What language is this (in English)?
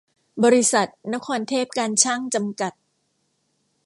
Thai